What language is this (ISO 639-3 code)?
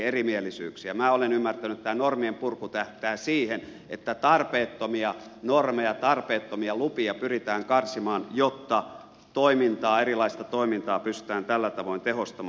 fin